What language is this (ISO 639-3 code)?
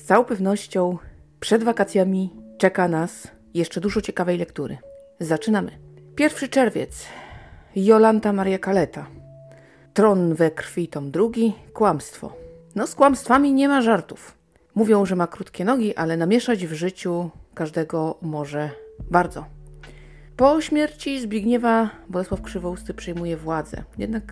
pol